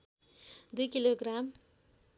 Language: Nepali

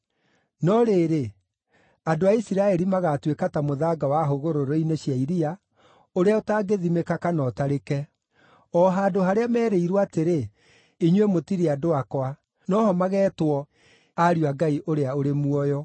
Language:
Kikuyu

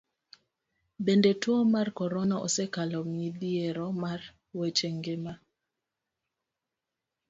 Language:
Luo (Kenya and Tanzania)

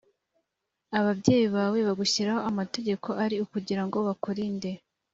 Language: Kinyarwanda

